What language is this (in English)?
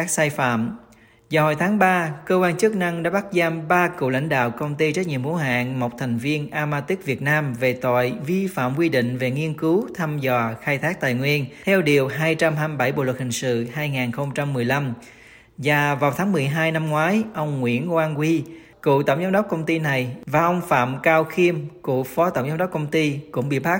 Vietnamese